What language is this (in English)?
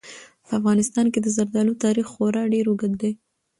Pashto